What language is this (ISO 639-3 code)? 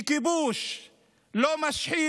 heb